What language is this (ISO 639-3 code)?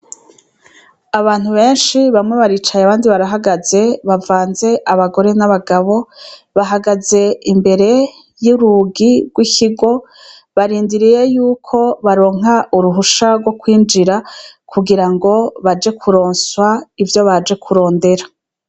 run